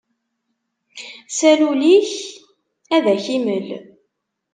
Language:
Kabyle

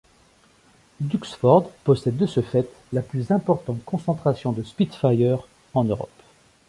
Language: French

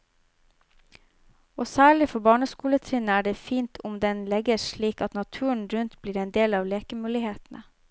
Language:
Norwegian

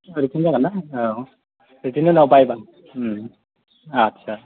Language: Bodo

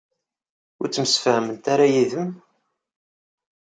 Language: Kabyle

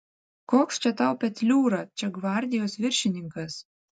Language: Lithuanian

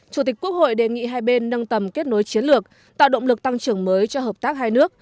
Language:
Vietnamese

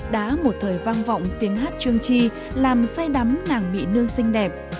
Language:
Vietnamese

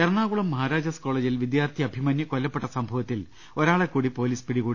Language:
Malayalam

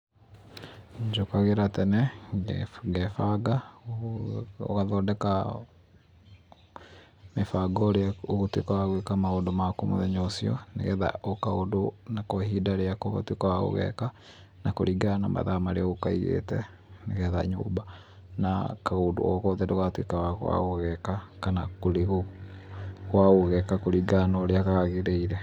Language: Kikuyu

